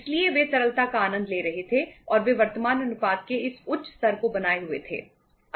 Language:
Hindi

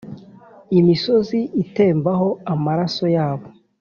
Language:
Kinyarwanda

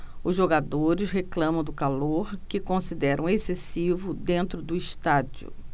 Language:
Portuguese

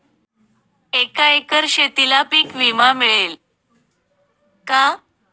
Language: Marathi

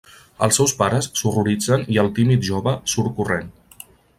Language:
Catalan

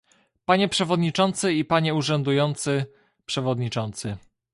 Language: Polish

